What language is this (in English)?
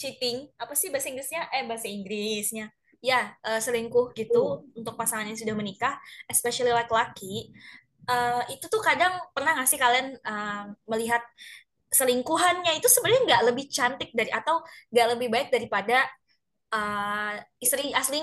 Indonesian